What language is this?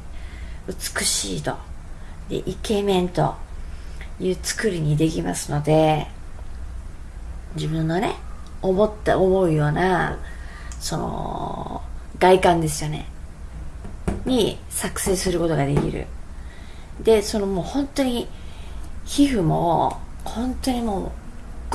Japanese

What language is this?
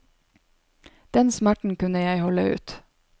Norwegian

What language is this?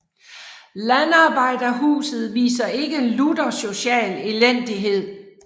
Danish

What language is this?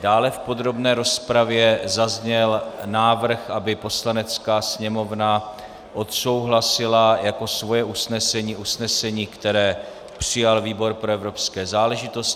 Czech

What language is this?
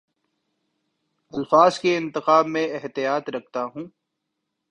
Urdu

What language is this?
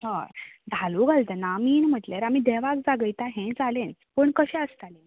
Konkani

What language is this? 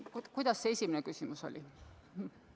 Estonian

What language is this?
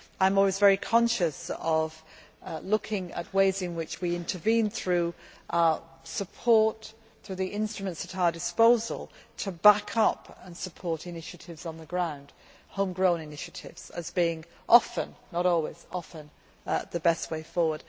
English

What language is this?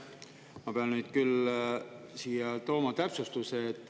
Estonian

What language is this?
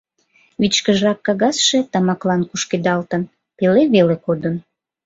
Mari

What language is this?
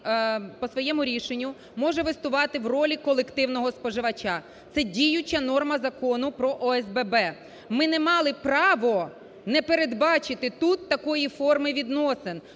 Ukrainian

